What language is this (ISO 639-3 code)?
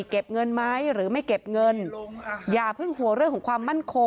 tha